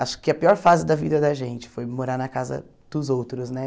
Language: Portuguese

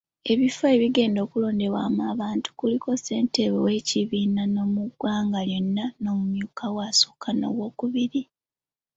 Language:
Ganda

